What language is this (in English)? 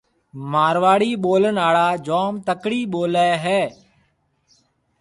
Marwari (Pakistan)